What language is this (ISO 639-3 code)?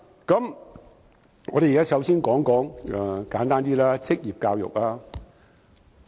yue